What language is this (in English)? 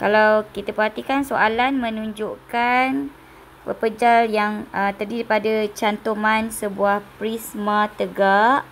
Malay